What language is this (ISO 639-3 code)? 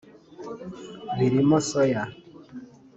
kin